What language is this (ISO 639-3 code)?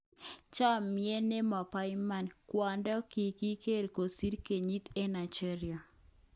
kln